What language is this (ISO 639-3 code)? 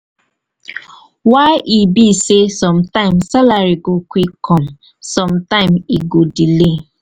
pcm